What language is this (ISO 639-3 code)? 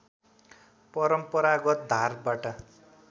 nep